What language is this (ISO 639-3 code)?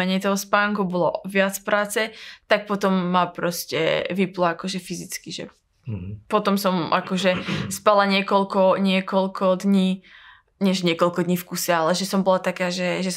slk